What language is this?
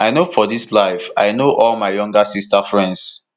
Nigerian Pidgin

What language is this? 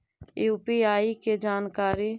Magahi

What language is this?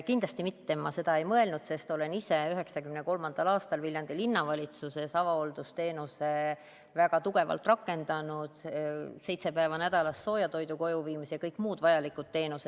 Estonian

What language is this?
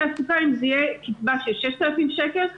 Hebrew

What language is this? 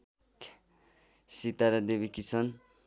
Nepali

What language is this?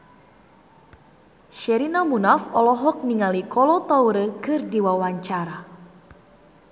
Sundanese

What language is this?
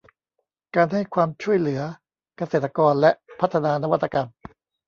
Thai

